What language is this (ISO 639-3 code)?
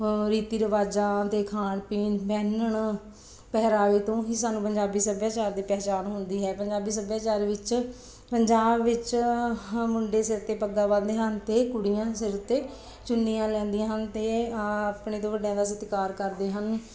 pan